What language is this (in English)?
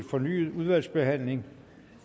Danish